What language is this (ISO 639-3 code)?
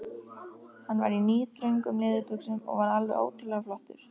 isl